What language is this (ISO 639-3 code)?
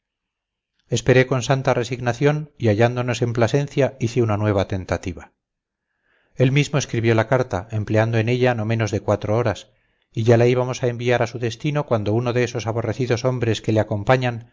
spa